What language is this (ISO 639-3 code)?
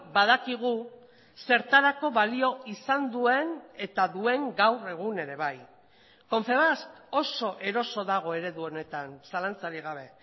eus